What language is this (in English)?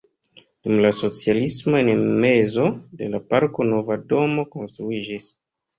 Esperanto